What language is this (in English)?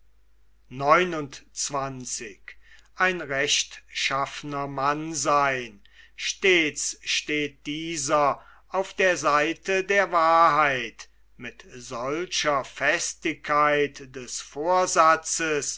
German